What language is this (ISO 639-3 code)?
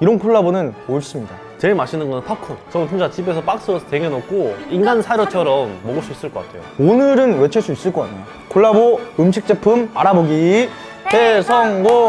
kor